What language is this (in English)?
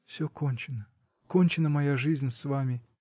Russian